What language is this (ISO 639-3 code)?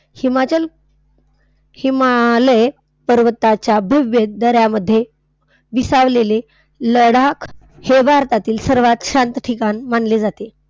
mar